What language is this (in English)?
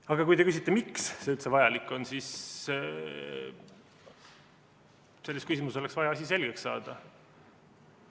Estonian